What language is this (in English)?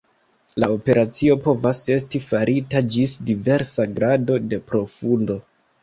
Esperanto